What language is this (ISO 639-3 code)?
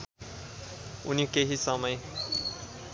nep